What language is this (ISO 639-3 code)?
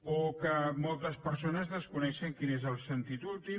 cat